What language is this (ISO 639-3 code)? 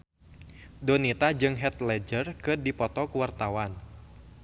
sun